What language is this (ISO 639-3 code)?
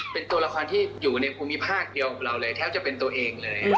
tha